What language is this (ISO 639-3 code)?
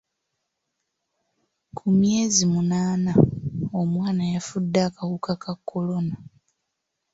lug